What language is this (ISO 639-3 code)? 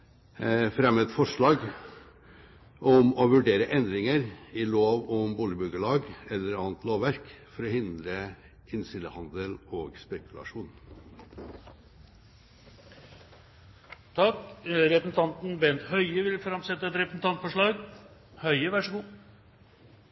nob